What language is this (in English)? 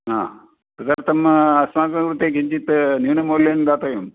Sanskrit